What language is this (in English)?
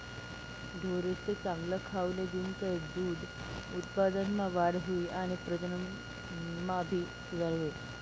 Marathi